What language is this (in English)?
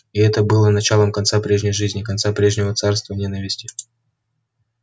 Russian